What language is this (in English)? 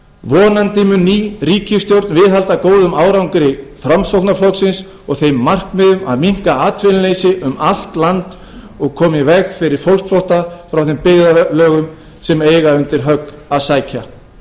Icelandic